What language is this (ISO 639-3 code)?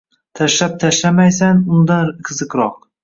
uzb